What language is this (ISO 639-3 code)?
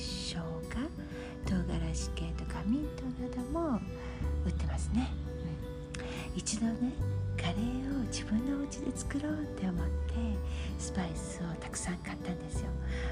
jpn